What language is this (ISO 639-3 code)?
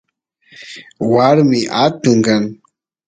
qus